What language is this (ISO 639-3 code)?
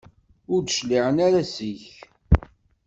kab